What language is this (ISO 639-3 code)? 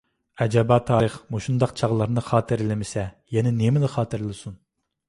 uig